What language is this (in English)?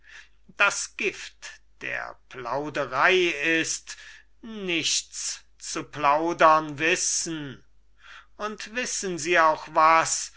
German